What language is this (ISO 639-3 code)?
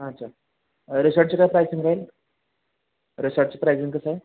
mar